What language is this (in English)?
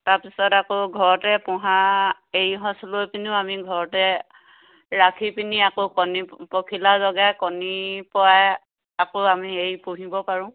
Assamese